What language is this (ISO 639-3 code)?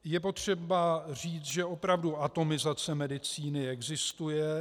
ces